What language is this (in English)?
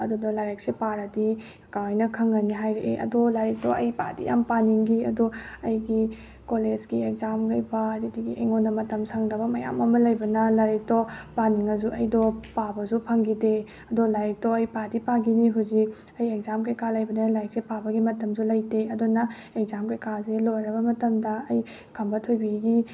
Manipuri